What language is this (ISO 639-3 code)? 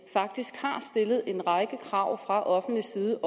dan